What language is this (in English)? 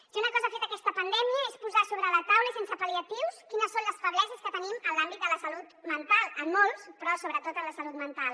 Catalan